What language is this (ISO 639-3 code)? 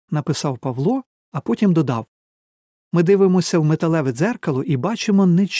ukr